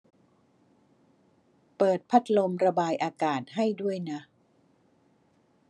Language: Thai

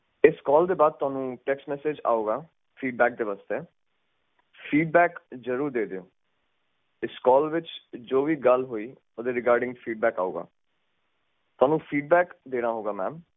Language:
Punjabi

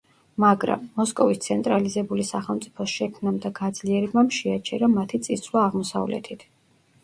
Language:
Georgian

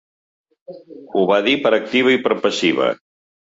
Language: Catalan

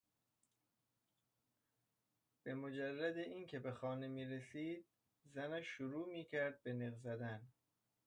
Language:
Persian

